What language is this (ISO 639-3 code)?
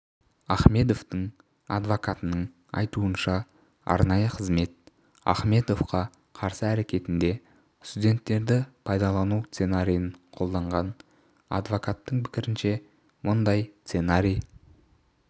kaz